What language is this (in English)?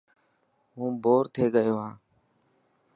Dhatki